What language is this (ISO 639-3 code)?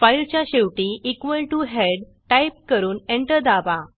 mar